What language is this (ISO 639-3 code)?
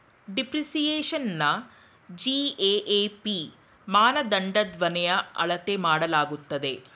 kan